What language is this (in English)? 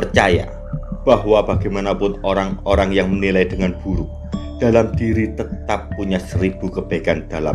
Indonesian